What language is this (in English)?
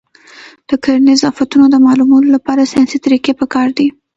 Pashto